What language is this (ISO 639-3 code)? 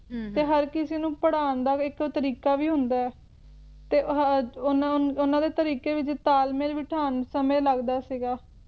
pan